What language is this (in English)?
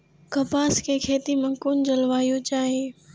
Maithili